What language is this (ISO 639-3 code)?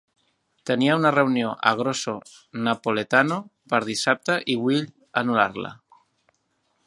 cat